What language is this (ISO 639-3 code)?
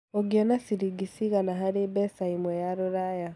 kik